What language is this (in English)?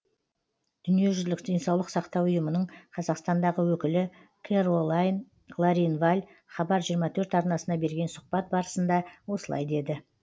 Kazakh